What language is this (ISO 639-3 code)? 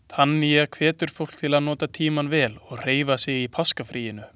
isl